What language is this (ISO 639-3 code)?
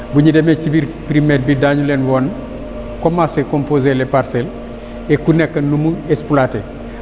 wol